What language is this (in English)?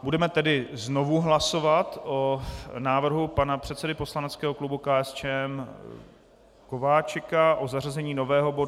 Czech